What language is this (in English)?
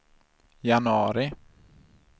Swedish